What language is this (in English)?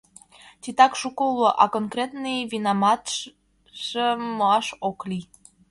Mari